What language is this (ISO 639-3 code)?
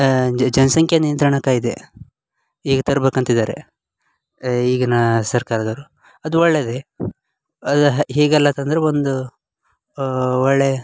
kan